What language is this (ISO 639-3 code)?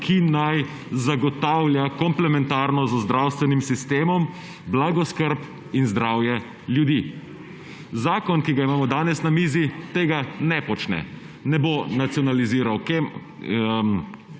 slv